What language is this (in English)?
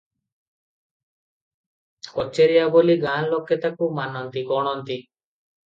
Odia